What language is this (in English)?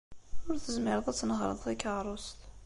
Kabyle